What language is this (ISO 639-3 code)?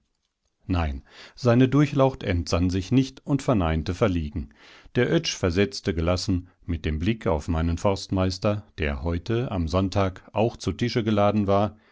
deu